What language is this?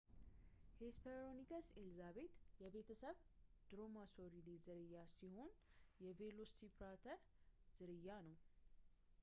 Amharic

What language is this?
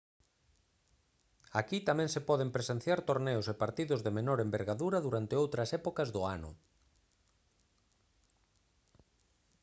Galician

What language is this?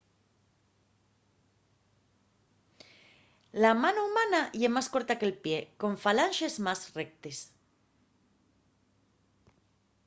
Asturian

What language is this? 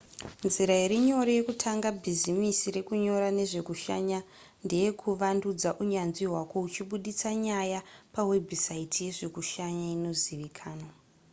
Shona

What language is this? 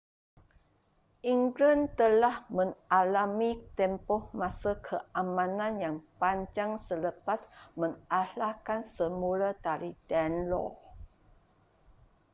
Malay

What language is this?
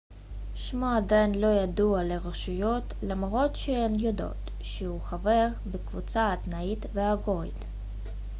Hebrew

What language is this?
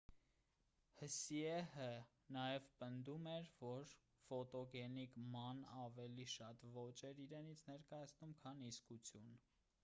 Armenian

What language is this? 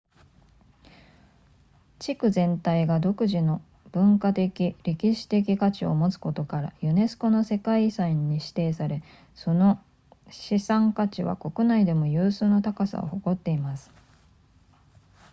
Japanese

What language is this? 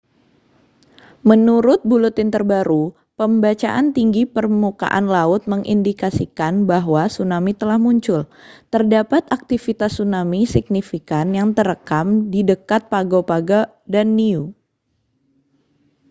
Indonesian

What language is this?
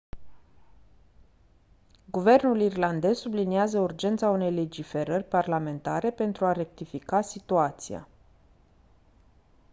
Romanian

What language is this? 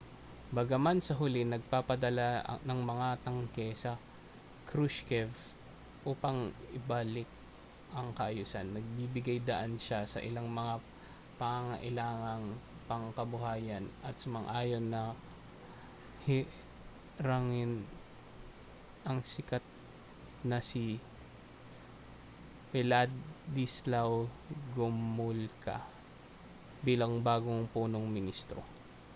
Filipino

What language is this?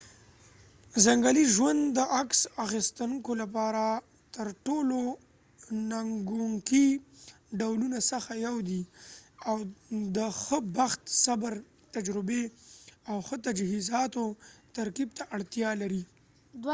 Pashto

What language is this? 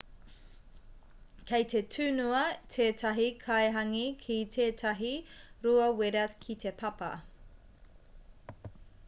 Māori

